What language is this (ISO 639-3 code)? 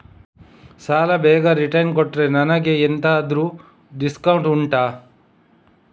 kan